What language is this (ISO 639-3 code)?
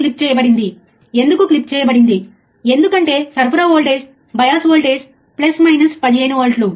tel